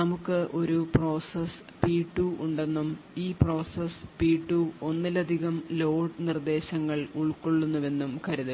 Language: Malayalam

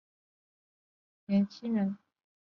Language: Chinese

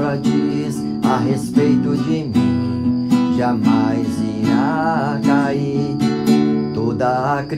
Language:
Portuguese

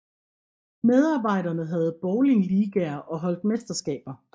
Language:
Danish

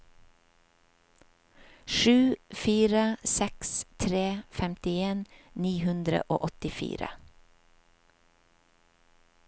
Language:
Norwegian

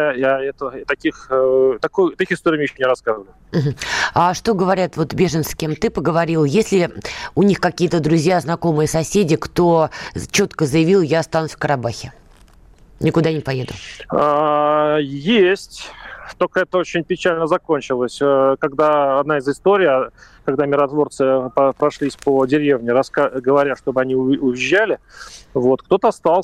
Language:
Russian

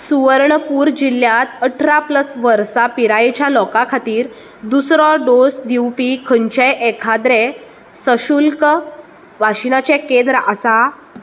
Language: Konkani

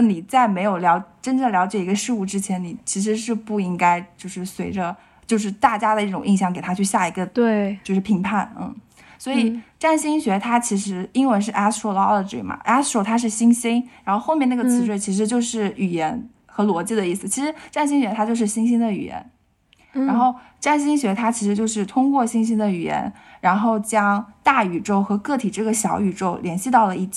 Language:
Chinese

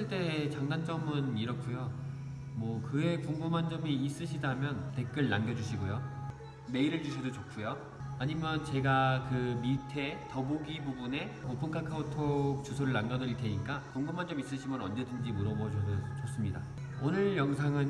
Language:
Korean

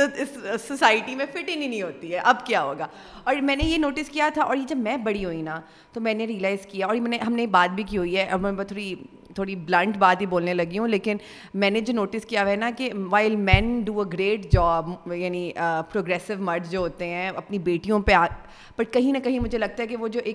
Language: Urdu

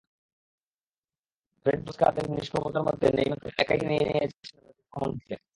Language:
Bangla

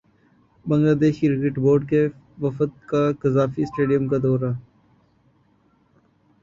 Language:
Urdu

